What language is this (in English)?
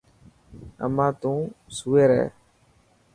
Dhatki